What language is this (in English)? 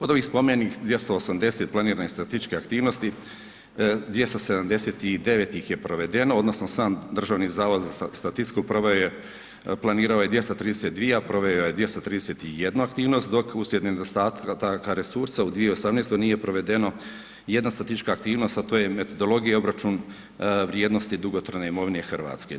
Croatian